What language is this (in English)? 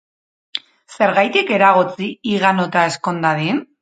Basque